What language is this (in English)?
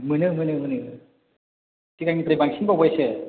Bodo